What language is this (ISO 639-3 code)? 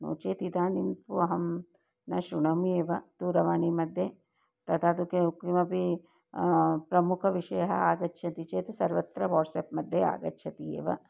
san